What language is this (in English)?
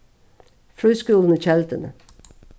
Faroese